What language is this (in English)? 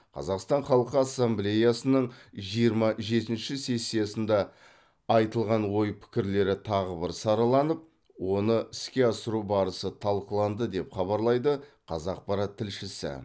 Kazakh